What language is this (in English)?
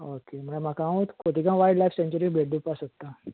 Konkani